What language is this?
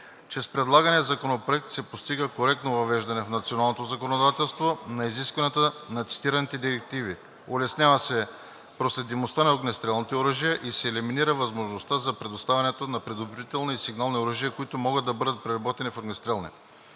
Bulgarian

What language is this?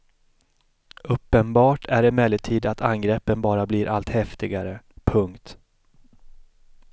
Swedish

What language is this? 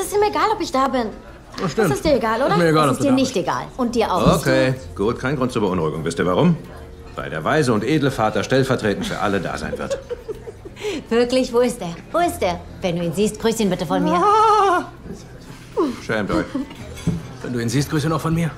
German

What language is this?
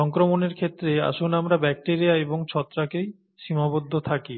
Bangla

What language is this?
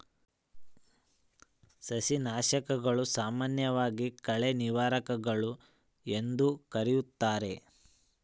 Kannada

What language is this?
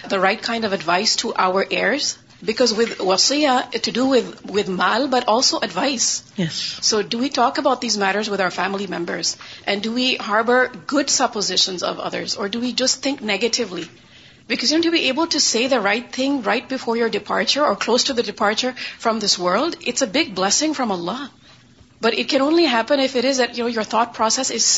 Urdu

